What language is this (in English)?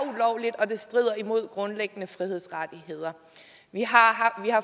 Danish